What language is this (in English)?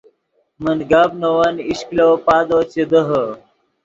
Yidgha